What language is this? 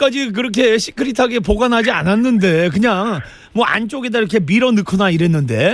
Korean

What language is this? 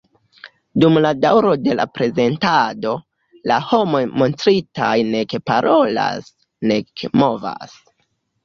Esperanto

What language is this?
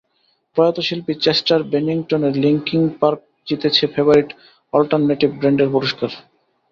Bangla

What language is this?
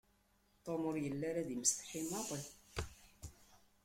Kabyle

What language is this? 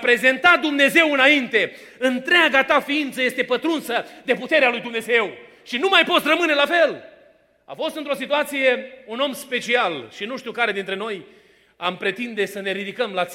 Romanian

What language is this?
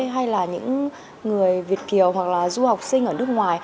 Vietnamese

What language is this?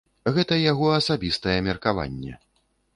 Belarusian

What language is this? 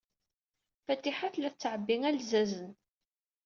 Kabyle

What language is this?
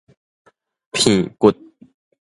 Min Nan Chinese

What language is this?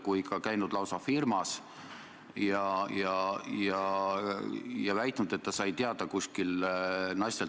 Estonian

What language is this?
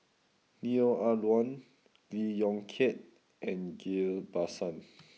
English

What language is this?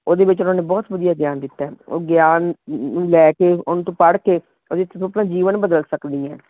Punjabi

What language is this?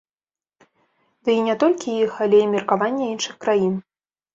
Belarusian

